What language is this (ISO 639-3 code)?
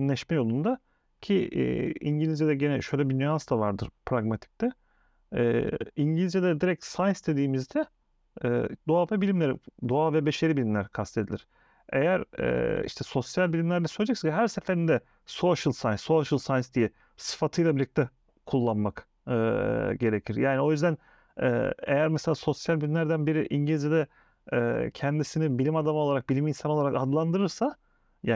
tur